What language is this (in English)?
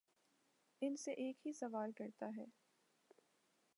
Urdu